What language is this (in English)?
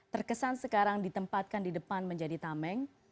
Indonesian